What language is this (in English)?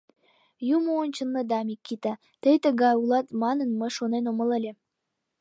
Mari